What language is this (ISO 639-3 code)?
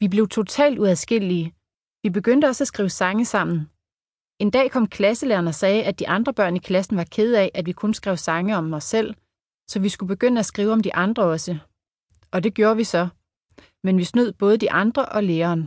dan